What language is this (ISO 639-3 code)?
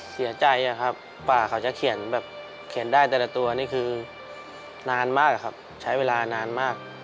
tha